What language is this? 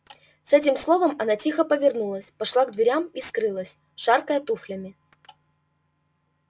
Russian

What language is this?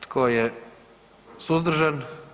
Croatian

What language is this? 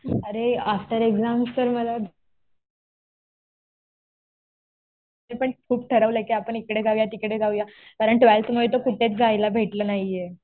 Marathi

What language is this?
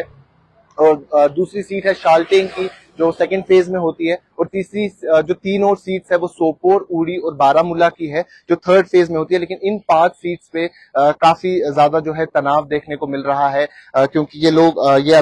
Hindi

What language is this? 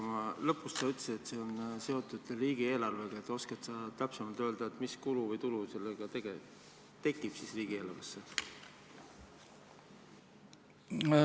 Estonian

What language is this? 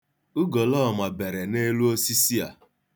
Igbo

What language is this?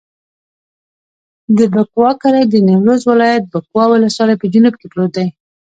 Pashto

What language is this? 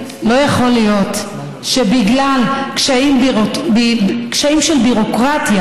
Hebrew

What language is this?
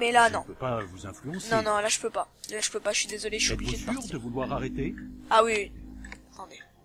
French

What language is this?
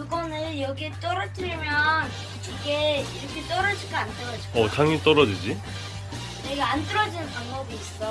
Korean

